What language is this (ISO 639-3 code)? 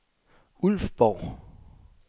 dan